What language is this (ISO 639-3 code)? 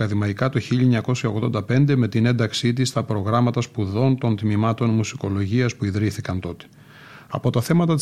ell